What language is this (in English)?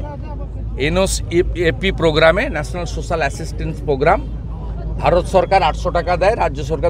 Bangla